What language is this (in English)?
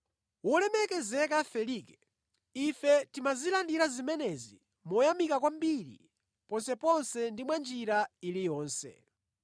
Nyanja